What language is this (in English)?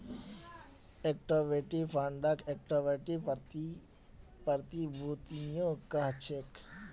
Magahi